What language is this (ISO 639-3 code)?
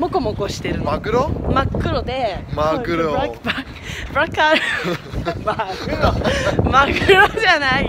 jpn